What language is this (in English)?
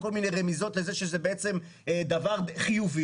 Hebrew